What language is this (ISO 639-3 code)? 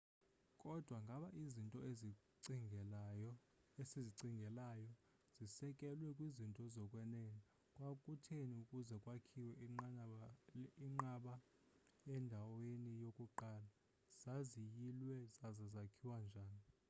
xho